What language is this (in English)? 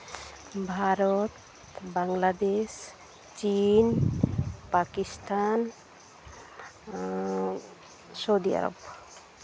Santali